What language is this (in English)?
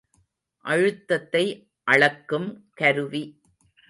Tamil